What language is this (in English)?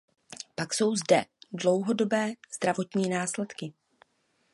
Czech